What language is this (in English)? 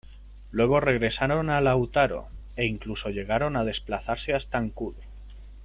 Spanish